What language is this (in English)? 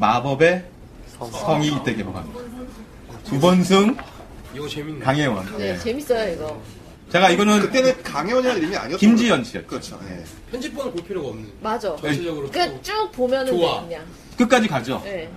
Korean